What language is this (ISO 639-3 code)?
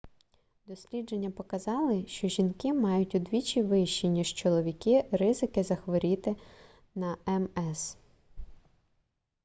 ukr